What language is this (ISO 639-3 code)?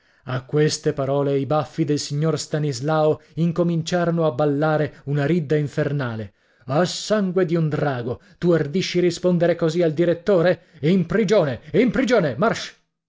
ita